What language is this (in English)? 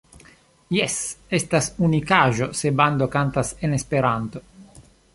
Esperanto